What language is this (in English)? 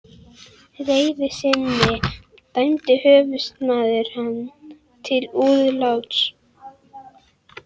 Icelandic